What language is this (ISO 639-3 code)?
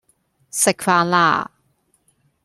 yue